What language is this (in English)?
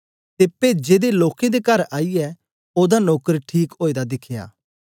Dogri